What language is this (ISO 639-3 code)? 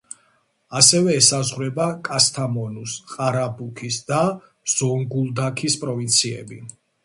kat